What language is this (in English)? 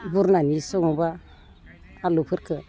Bodo